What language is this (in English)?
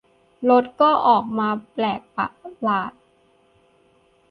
Thai